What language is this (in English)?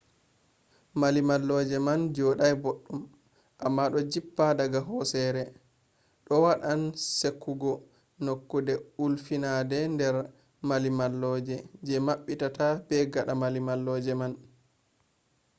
Fula